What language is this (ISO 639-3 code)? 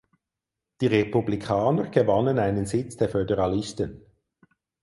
deu